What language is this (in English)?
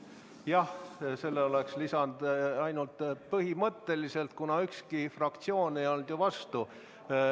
Estonian